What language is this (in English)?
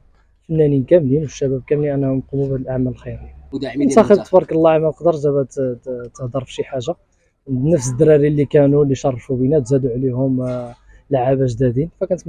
Arabic